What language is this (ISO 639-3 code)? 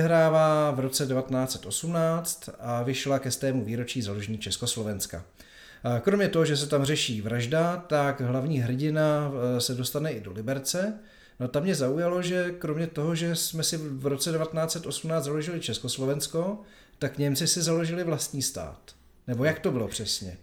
ces